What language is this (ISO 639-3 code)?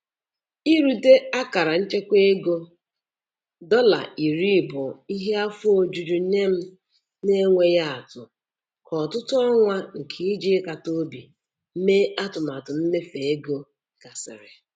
ibo